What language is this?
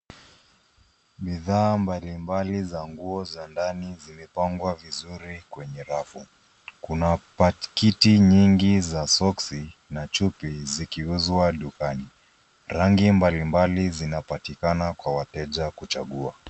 Swahili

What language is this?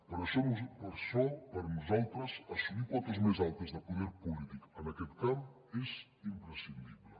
Catalan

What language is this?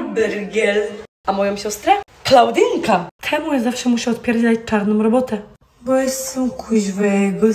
Polish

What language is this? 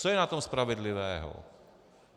Czech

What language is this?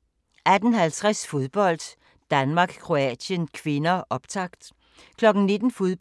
Danish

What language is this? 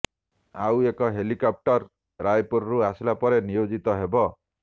Odia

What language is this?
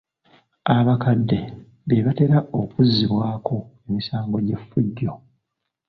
Ganda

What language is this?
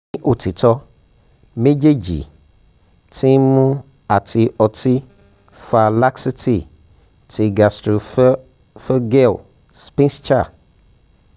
Yoruba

